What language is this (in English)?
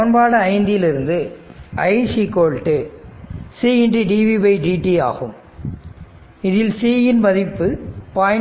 Tamil